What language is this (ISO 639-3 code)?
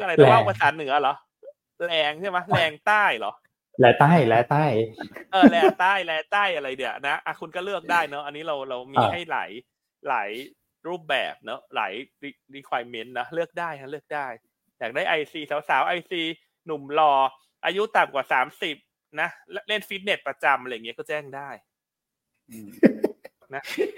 tha